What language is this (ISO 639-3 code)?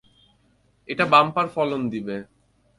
ben